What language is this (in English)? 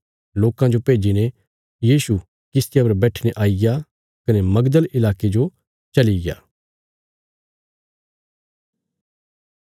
Bilaspuri